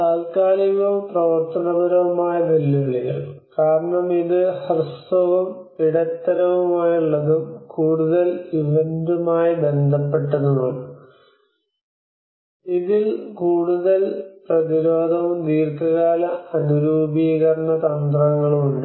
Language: Malayalam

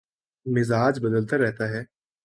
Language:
Urdu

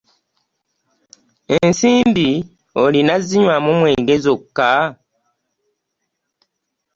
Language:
Ganda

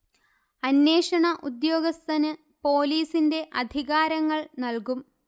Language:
Malayalam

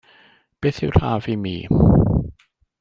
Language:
Welsh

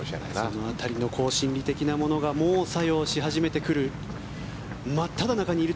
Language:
Japanese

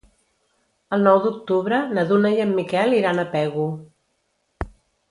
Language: Catalan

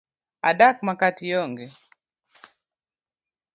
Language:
Luo (Kenya and Tanzania)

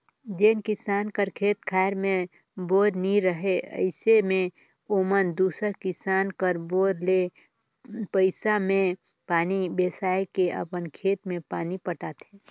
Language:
Chhattisgarhi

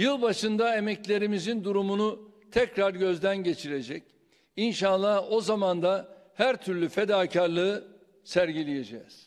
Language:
Turkish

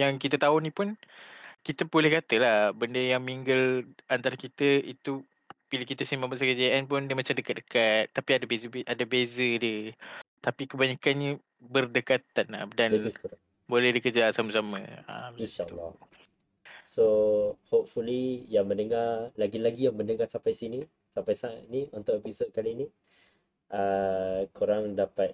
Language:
Malay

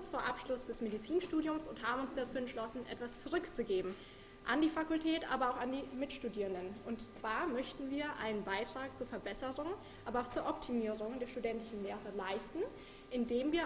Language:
German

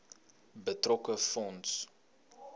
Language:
Afrikaans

